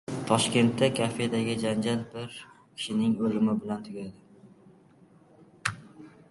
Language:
Uzbek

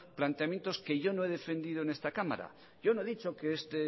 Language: Spanish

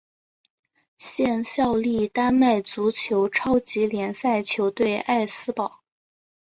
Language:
Chinese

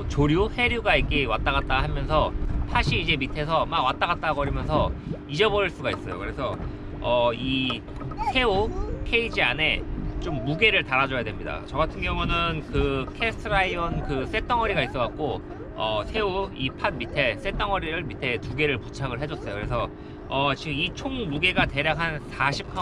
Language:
Korean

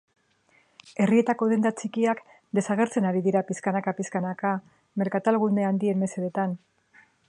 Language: Basque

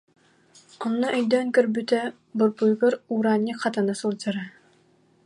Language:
Yakut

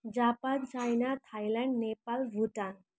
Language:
Nepali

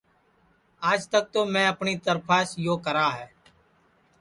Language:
Sansi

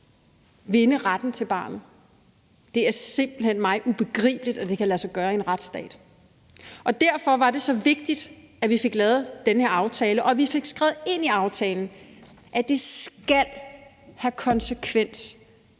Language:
Danish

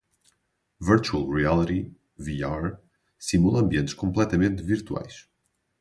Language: Portuguese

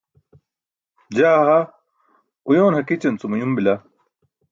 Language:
Burushaski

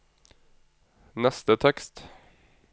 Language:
Norwegian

